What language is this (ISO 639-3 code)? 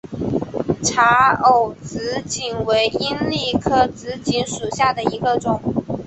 zho